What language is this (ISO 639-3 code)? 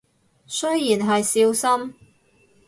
yue